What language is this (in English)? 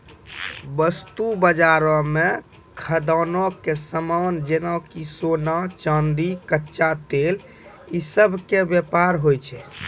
Maithili